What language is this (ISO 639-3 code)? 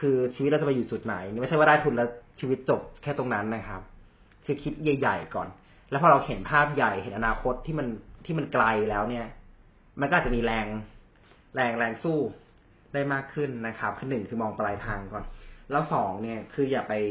tha